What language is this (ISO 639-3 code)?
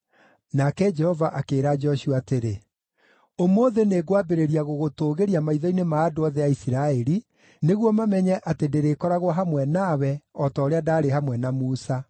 kik